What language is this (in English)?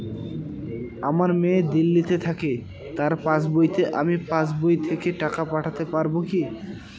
Bangla